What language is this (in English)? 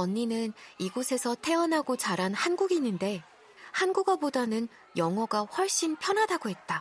Korean